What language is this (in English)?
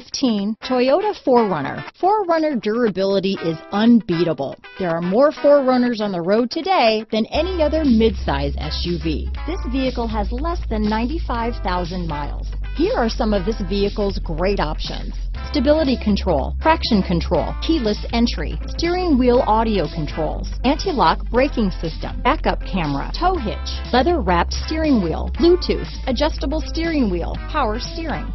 English